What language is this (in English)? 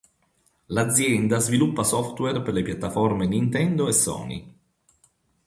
Italian